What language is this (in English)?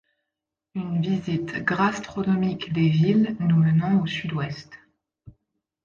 French